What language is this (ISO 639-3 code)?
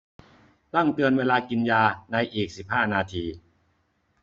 tha